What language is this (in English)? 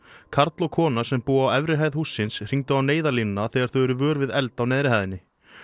Icelandic